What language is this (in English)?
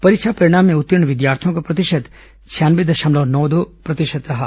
Hindi